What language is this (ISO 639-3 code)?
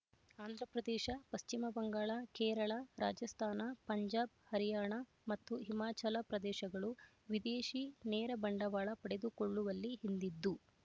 kan